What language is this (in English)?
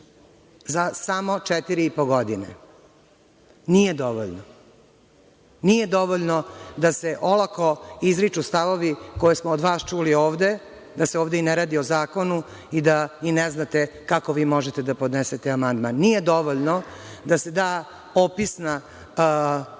Serbian